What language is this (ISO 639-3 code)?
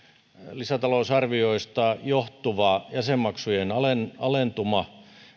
fin